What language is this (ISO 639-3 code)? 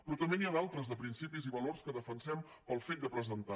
cat